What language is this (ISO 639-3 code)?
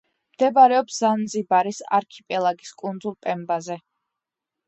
kat